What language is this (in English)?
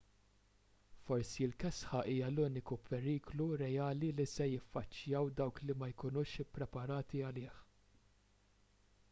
Maltese